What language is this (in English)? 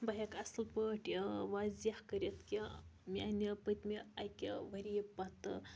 Kashmiri